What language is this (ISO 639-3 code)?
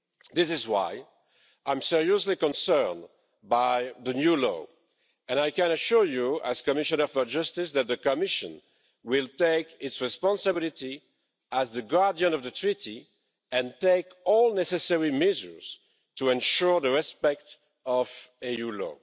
eng